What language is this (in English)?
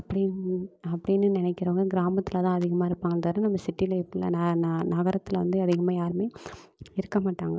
Tamil